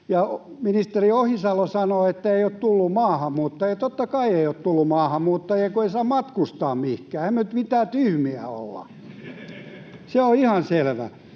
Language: Finnish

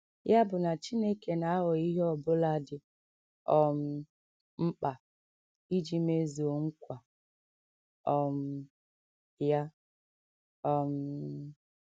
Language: Igbo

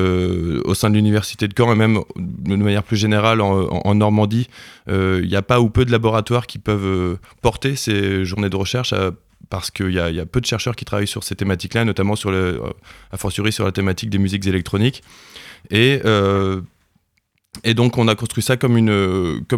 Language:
French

